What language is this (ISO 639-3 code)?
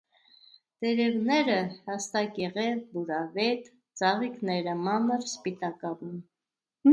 hye